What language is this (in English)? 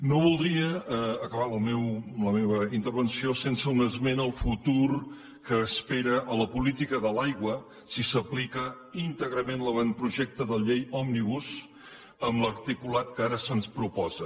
Catalan